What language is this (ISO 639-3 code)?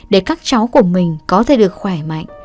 vie